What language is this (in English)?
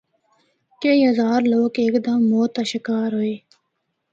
Northern Hindko